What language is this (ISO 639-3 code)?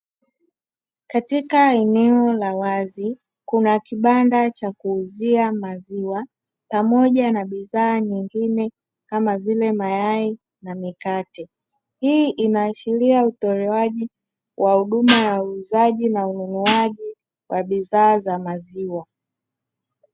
swa